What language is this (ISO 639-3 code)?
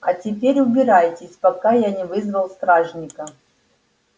rus